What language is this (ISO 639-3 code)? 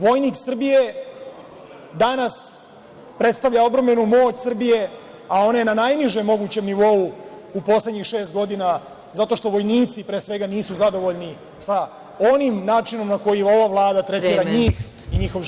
srp